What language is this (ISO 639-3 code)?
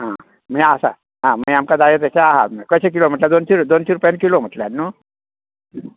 kok